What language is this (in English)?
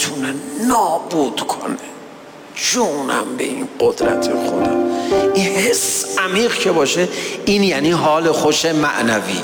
Persian